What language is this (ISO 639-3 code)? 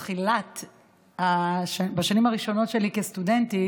heb